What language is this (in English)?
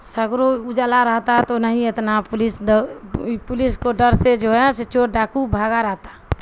Urdu